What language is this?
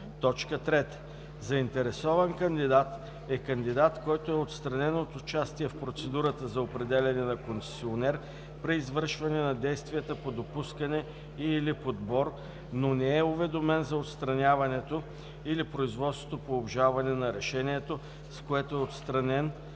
Bulgarian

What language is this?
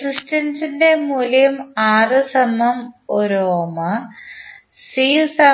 Malayalam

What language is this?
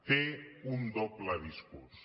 Catalan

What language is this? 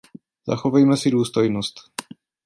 Czech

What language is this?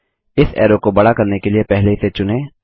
Hindi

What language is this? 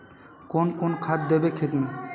Magahi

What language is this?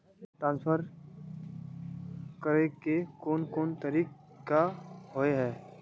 Magahi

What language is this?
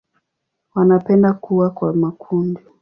Swahili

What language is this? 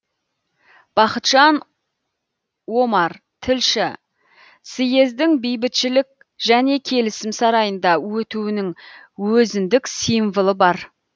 Kazakh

